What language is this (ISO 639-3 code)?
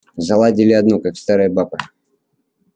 rus